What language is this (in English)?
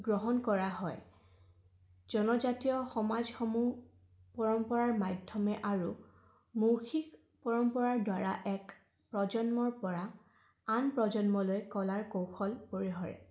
Assamese